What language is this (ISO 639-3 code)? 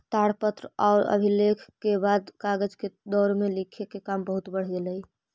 mag